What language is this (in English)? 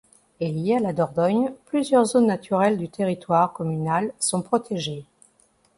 French